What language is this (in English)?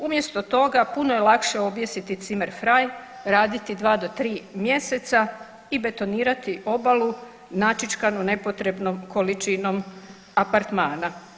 Croatian